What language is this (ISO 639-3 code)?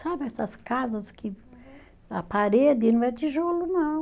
por